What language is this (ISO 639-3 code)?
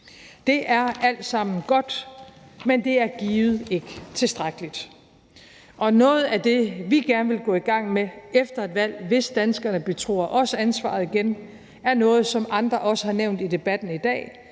dan